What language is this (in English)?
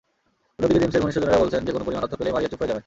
Bangla